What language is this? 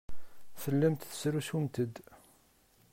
Kabyle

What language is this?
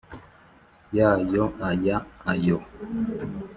Kinyarwanda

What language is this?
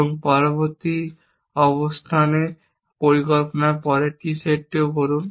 Bangla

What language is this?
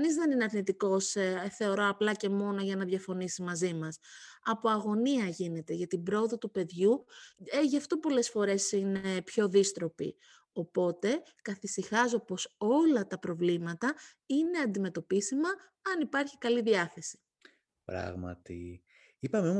Greek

